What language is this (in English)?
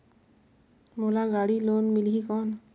Chhattisgarhi